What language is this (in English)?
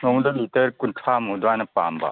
Manipuri